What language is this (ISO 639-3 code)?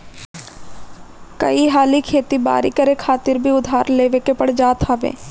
bho